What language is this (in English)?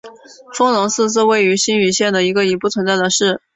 Chinese